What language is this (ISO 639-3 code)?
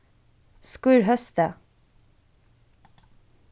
fao